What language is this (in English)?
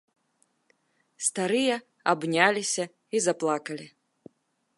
Belarusian